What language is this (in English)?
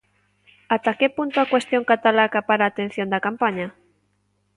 Galician